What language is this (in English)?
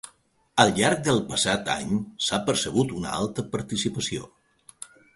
Catalan